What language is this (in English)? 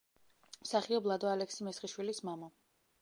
Georgian